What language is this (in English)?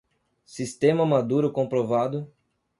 Portuguese